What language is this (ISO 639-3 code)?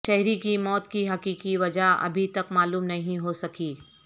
urd